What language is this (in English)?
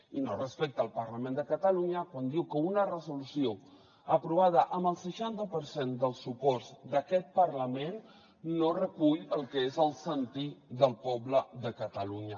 Catalan